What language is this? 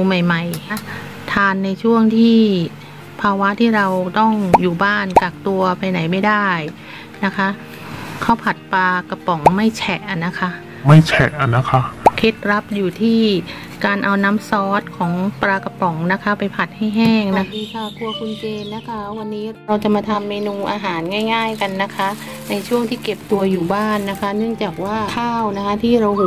Thai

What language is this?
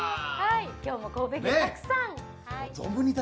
Japanese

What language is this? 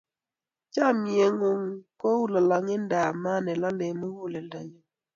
Kalenjin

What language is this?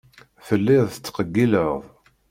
Kabyle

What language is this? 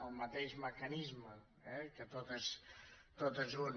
Catalan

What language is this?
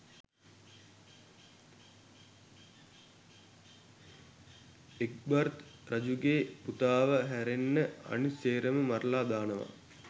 Sinhala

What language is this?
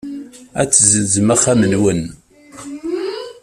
Kabyle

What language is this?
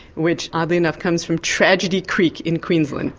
English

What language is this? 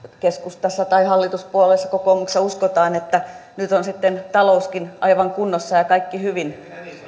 Finnish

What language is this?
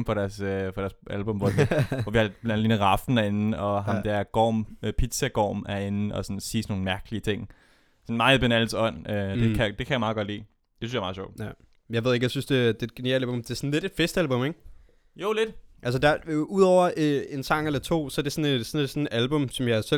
Danish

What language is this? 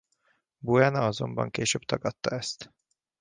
Hungarian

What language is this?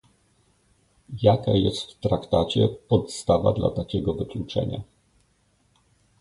Polish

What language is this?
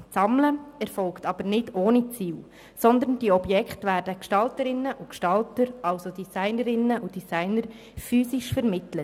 Swiss German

